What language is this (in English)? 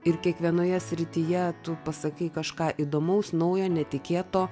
Lithuanian